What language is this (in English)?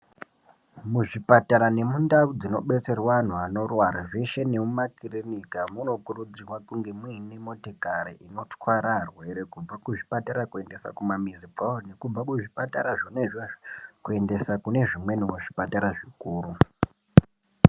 Ndau